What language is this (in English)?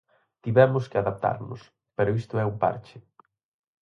Galician